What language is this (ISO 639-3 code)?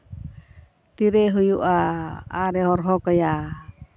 sat